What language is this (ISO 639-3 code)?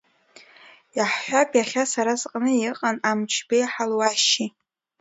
abk